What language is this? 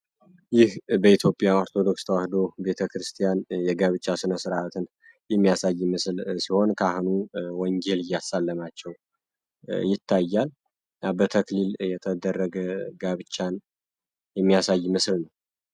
Amharic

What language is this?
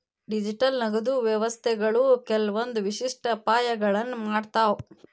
Kannada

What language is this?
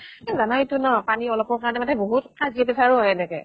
Assamese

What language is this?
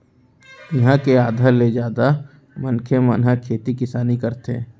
Chhattisgarhi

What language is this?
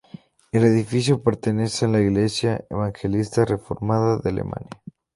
Spanish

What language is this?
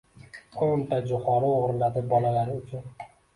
Uzbek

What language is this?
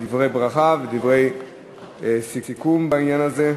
Hebrew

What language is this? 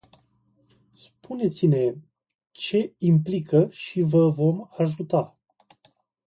Romanian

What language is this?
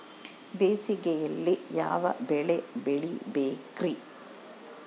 Kannada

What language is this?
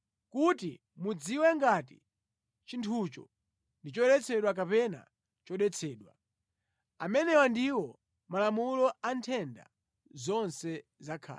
Nyanja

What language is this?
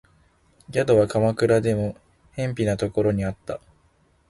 Japanese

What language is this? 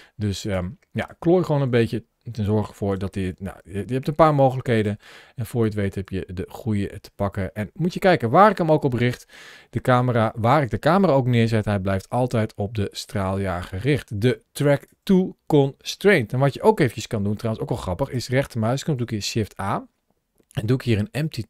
Dutch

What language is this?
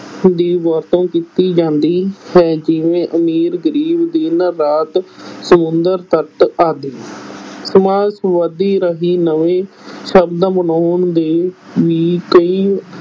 Punjabi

